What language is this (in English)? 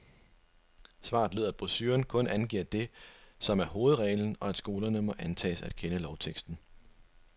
Danish